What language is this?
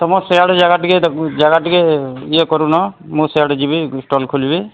Odia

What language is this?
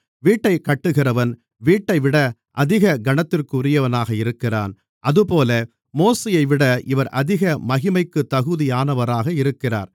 Tamil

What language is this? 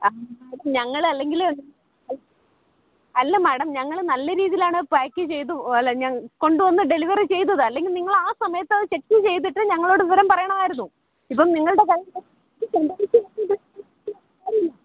Malayalam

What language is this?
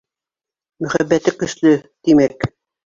Bashkir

